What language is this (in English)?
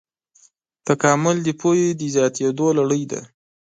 Pashto